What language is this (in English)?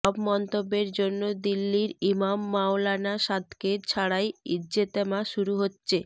Bangla